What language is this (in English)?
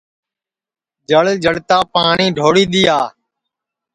Sansi